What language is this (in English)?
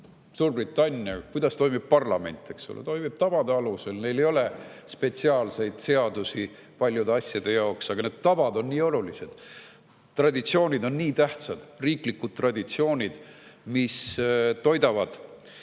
Estonian